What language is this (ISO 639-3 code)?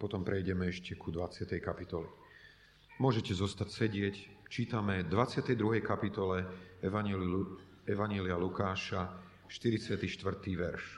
slk